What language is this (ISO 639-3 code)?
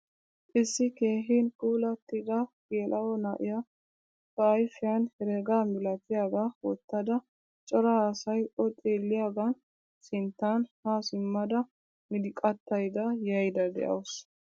wal